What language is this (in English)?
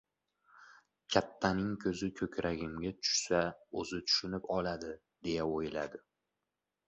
Uzbek